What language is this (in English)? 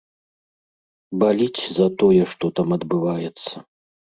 Belarusian